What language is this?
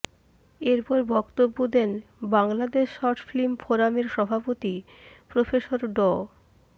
Bangla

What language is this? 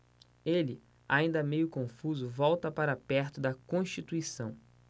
Portuguese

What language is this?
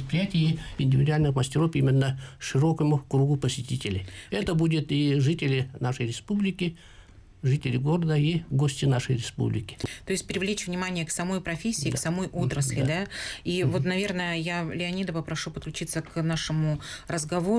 Russian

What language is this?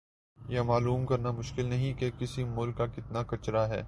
Urdu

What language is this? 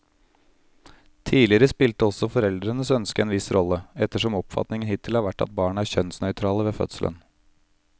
Norwegian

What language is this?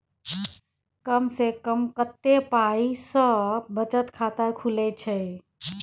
Maithili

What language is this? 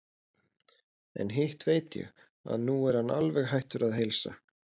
Icelandic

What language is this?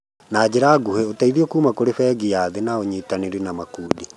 Kikuyu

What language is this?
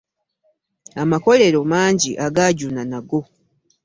Ganda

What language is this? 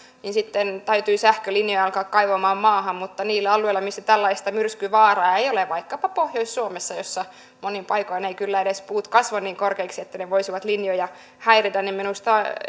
Finnish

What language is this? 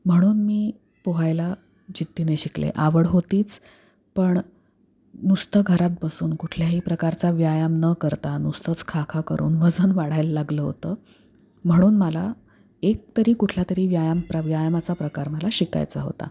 Marathi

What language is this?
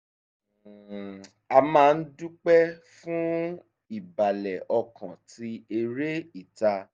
Yoruba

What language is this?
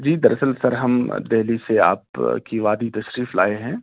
Urdu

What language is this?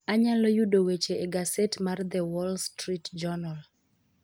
Luo (Kenya and Tanzania)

